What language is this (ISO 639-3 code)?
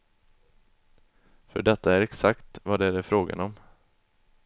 swe